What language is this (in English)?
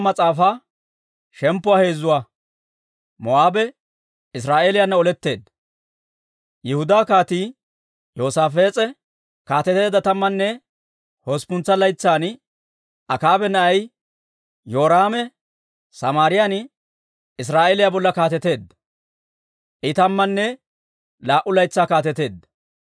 Dawro